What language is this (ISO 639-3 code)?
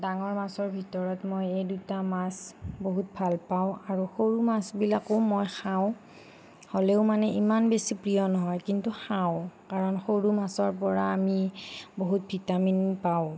asm